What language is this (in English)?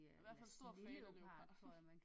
Danish